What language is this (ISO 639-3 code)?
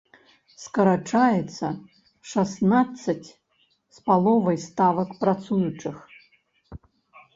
bel